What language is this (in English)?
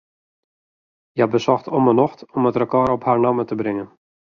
Western Frisian